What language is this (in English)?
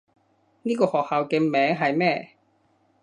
Cantonese